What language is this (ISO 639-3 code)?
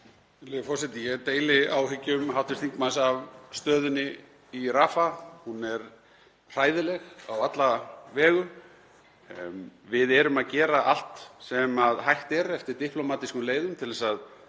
isl